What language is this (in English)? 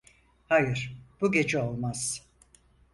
Turkish